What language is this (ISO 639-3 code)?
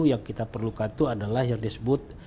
ind